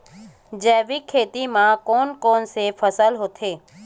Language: Chhattisgarhi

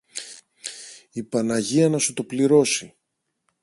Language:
Greek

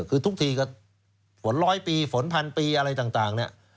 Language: Thai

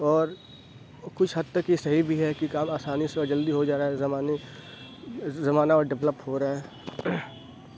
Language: Urdu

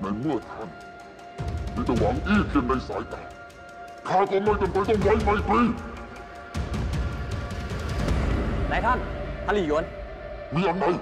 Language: Thai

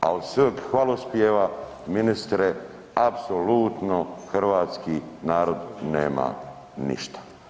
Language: Croatian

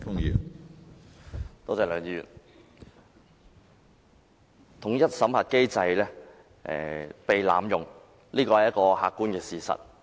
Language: Cantonese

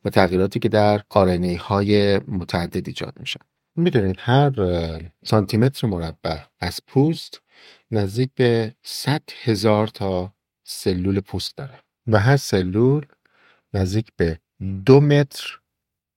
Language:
Persian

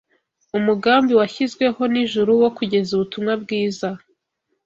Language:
Kinyarwanda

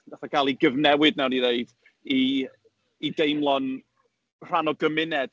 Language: Welsh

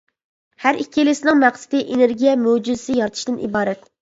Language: Uyghur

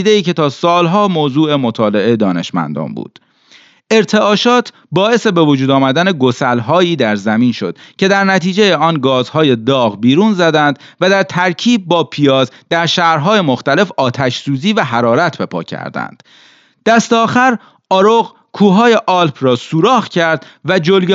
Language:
Persian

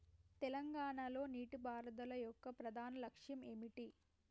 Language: Telugu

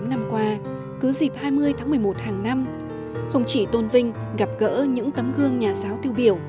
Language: Vietnamese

